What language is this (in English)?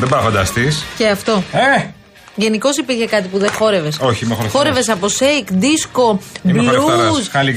Greek